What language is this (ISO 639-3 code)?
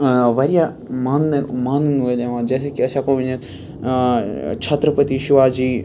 kas